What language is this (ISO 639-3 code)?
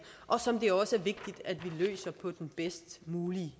dan